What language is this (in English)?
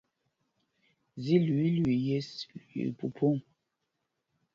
Mpumpong